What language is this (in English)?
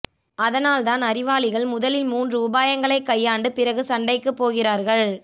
Tamil